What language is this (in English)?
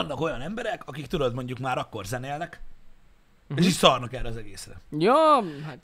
Hungarian